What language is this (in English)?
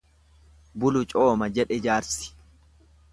Oromo